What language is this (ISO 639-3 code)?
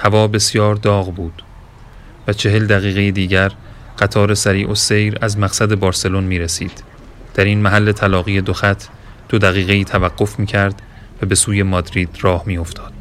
fas